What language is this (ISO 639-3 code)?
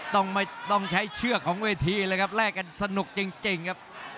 tha